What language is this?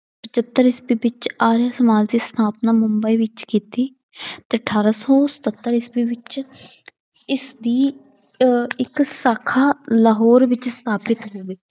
Punjabi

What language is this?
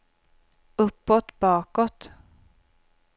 Swedish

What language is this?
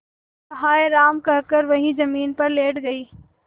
Hindi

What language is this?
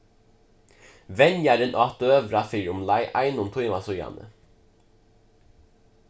Faroese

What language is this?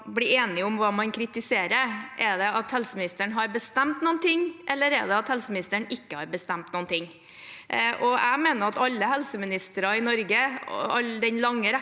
Norwegian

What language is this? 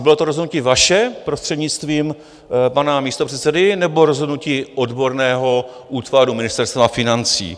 Czech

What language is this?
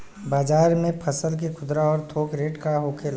Bhojpuri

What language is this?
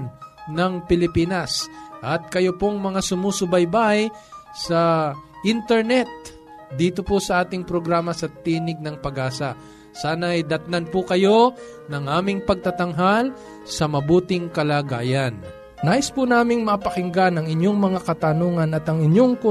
Filipino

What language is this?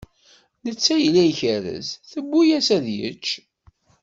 Kabyle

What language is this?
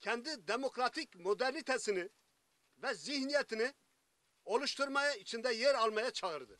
Turkish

